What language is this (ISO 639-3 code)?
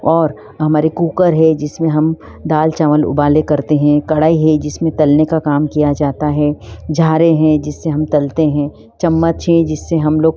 hin